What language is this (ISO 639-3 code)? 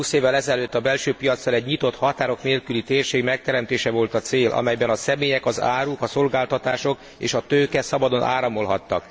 hun